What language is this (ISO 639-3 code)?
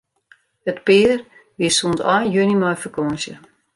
fry